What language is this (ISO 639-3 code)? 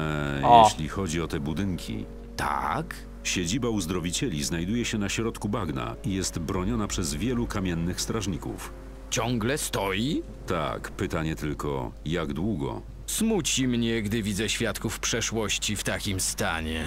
pol